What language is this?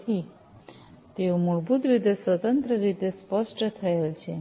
Gujarati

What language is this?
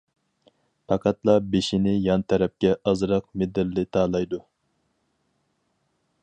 Uyghur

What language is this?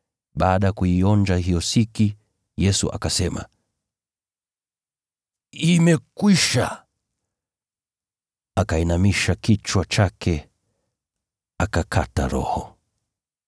Swahili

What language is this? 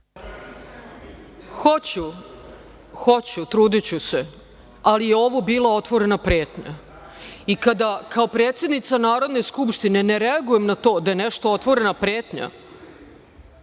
Serbian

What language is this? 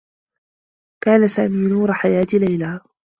Arabic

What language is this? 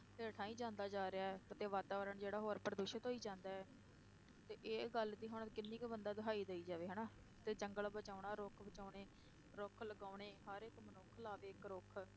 Punjabi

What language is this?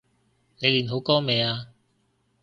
Cantonese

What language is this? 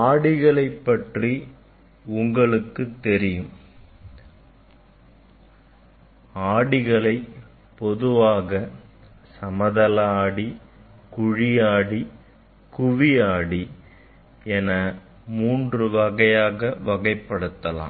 Tamil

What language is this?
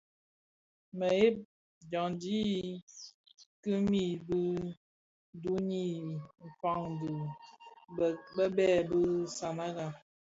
Bafia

